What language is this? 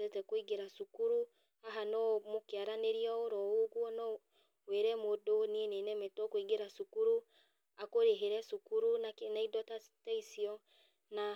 Kikuyu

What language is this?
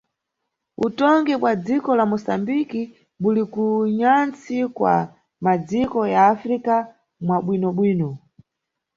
Nyungwe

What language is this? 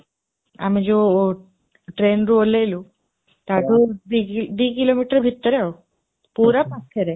Odia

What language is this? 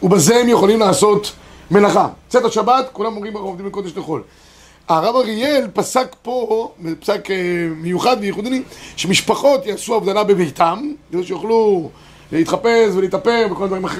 Hebrew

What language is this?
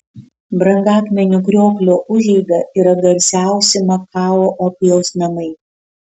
Lithuanian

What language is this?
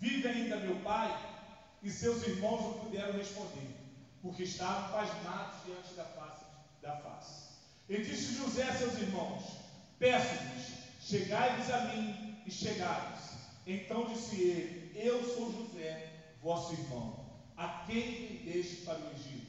Portuguese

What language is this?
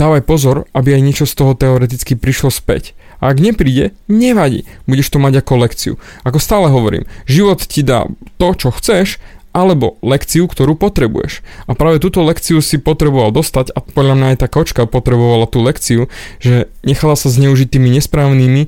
Slovak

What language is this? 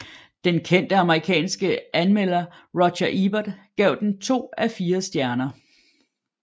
Danish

